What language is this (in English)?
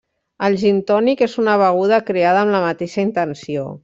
Catalan